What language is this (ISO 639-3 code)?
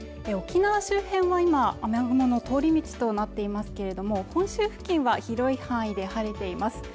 jpn